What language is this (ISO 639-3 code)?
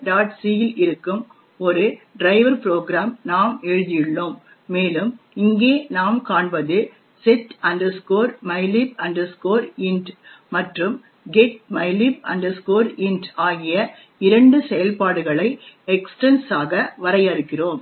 tam